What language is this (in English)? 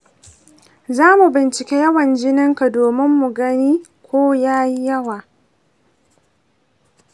Hausa